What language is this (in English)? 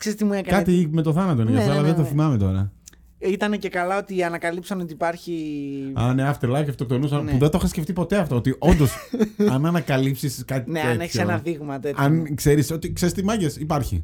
Greek